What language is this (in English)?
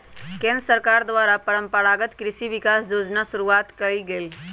Magahi